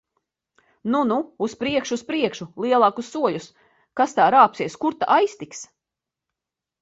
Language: Latvian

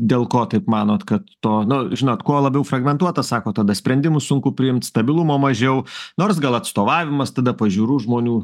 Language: Lithuanian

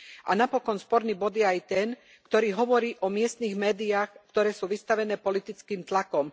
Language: Slovak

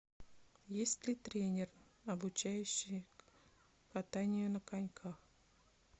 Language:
Russian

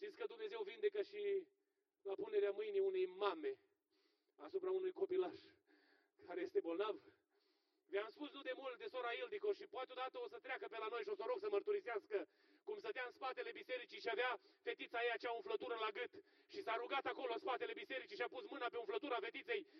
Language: Romanian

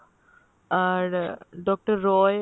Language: Bangla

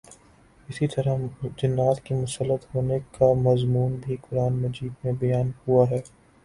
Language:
Urdu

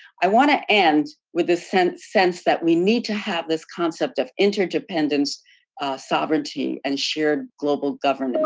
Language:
English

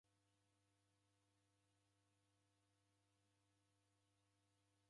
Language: Taita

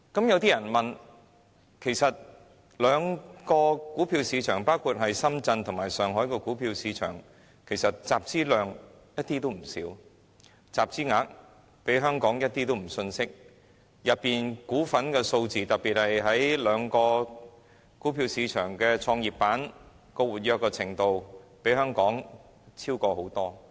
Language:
Cantonese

